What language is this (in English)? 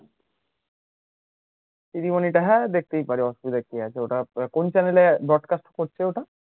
Bangla